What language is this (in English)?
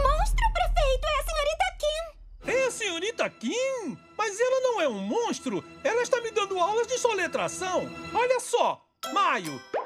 Portuguese